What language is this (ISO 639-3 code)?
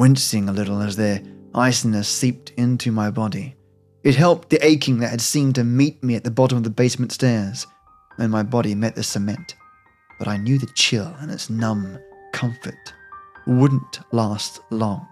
eng